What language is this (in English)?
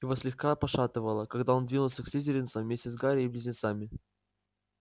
Russian